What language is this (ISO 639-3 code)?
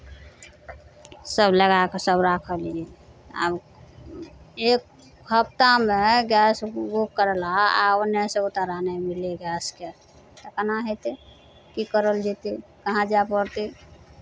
mai